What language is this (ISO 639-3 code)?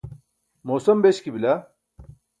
bsk